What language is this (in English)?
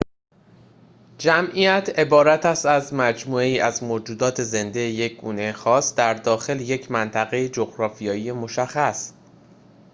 Persian